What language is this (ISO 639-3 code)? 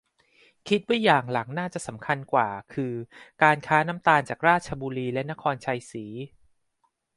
tha